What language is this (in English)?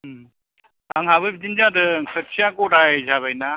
Bodo